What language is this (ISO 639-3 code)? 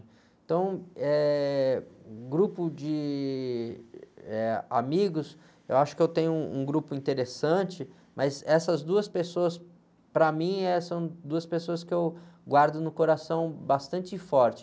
por